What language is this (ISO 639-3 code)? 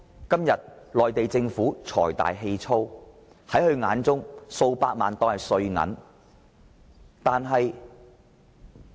yue